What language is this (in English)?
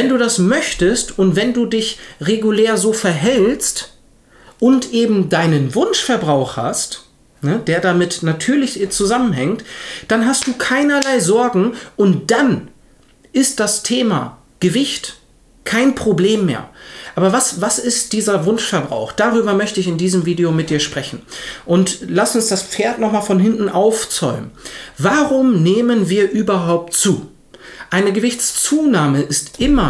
German